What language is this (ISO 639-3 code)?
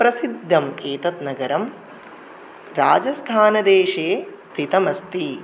san